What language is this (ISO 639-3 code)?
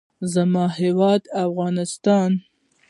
pus